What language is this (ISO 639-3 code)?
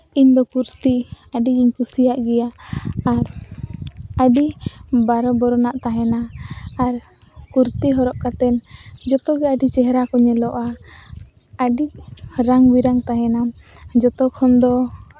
sat